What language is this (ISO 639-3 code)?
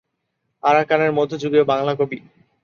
ben